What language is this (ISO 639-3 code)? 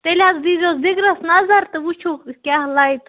kas